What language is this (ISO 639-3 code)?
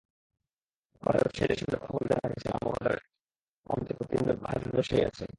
ben